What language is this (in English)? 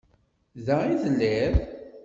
Kabyle